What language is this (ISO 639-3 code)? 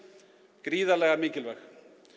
isl